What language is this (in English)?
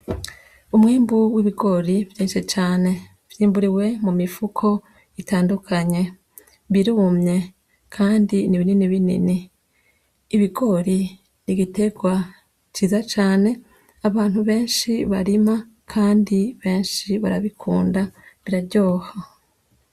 Rundi